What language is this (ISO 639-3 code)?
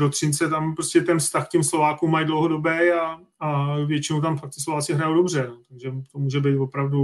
ces